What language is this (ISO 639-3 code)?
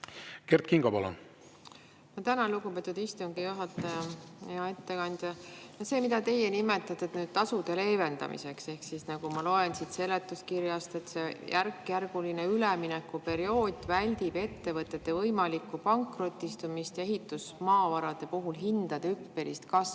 est